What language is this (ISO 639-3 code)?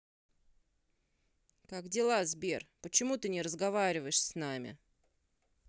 rus